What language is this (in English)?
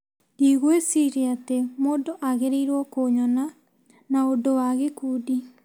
Kikuyu